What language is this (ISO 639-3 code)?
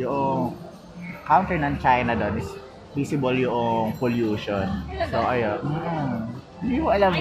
fil